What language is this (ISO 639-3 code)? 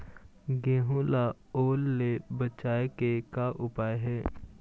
hne